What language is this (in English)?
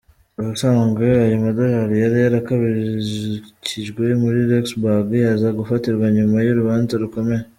Kinyarwanda